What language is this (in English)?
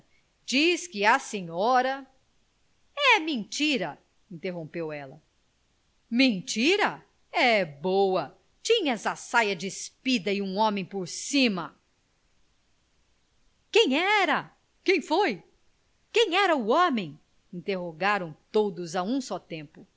Portuguese